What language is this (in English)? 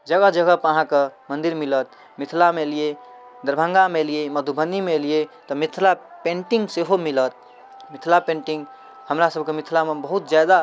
Maithili